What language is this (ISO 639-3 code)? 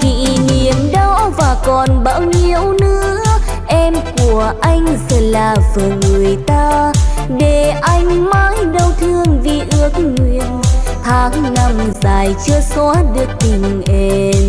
vie